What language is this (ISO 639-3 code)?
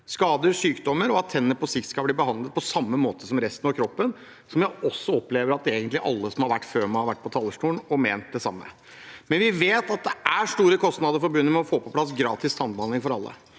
nor